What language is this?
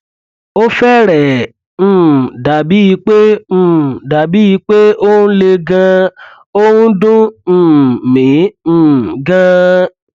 Yoruba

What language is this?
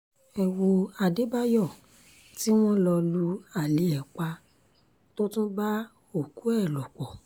Yoruba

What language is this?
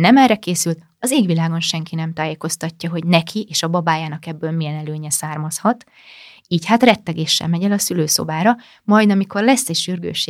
Hungarian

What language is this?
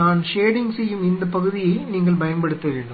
Tamil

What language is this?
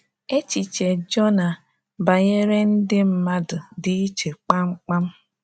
Igbo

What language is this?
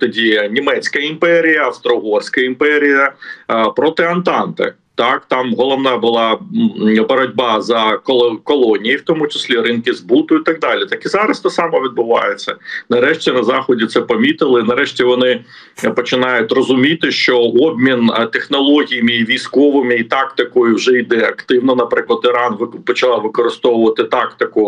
Ukrainian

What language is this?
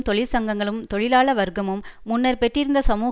Tamil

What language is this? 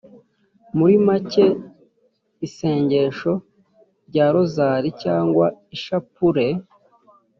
Kinyarwanda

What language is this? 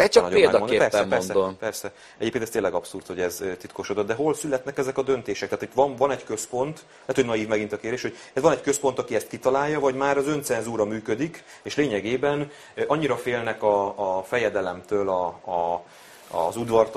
Hungarian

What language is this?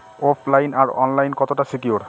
Bangla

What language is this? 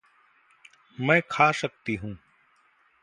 Hindi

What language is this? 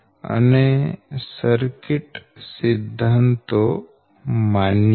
Gujarati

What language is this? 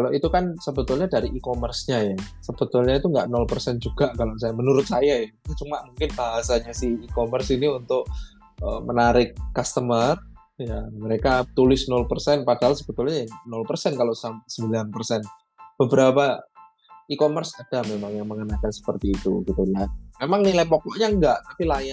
Indonesian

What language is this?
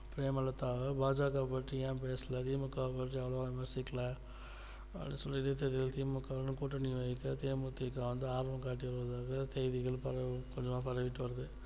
Tamil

